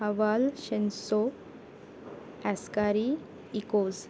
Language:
Marathi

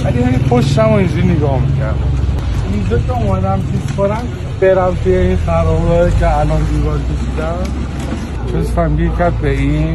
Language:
Persian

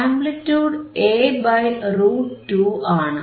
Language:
Malayalam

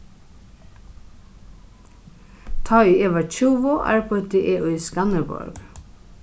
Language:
Faroese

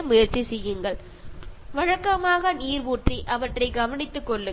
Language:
Malayalam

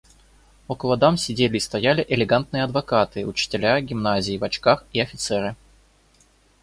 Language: Russian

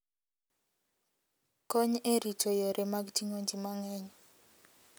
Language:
Luo (Kenya and Tanzania)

